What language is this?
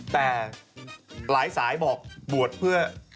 Thai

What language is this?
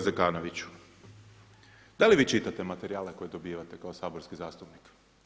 Croatian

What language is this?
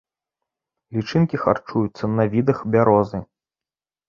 Belarusian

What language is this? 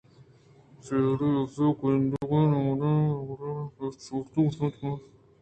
Eastern Balochi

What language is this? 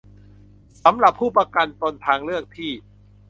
Thai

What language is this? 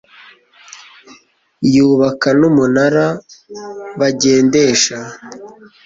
Kinyarwanda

